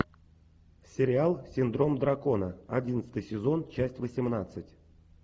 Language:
Russian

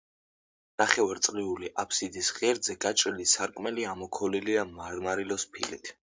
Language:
Georgian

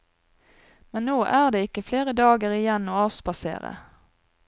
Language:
Norwegian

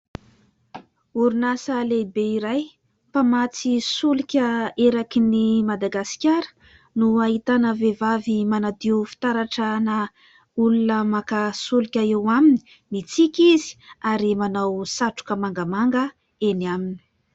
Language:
Malagasy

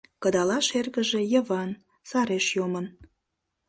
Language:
Mari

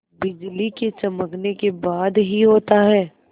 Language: Hindi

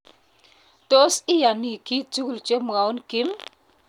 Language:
Kalenjin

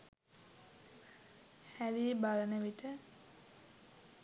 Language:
Sinhala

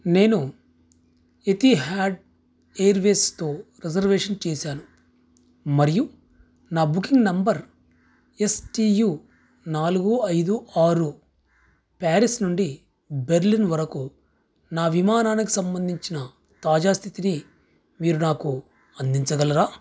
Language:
Telugu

